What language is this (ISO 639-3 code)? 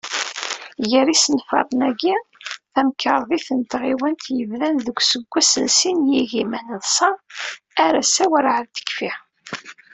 kab